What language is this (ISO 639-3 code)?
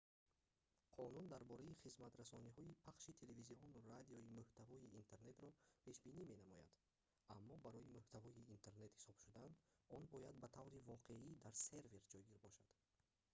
tgk